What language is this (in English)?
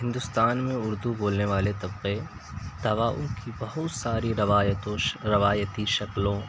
Urdu